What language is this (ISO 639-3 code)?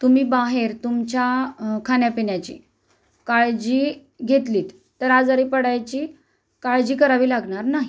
mar